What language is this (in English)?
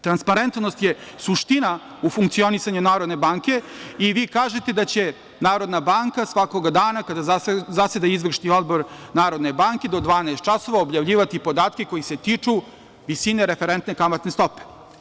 Serbian